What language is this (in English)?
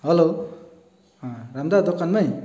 Nepali